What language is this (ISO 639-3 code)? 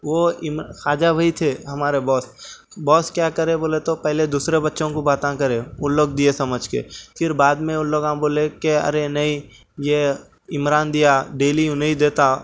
urd